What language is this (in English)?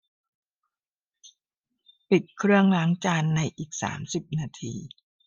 Thai